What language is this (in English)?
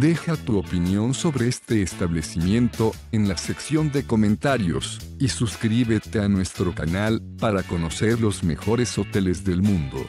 Spanish